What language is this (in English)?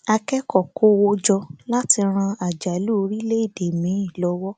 Yoruba